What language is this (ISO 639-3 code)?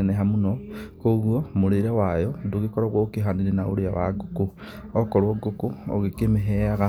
kik